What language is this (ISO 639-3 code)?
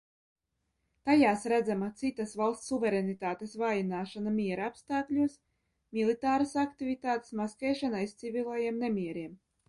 lav